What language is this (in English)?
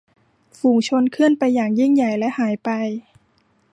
Thai